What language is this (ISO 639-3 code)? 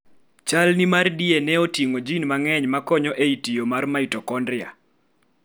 luo